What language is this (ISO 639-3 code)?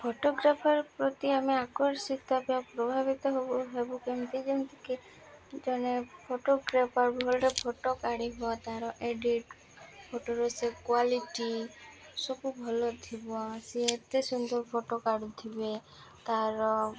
ori